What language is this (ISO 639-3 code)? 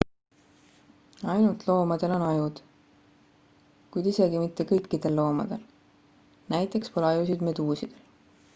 est